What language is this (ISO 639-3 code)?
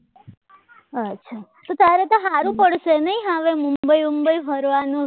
guj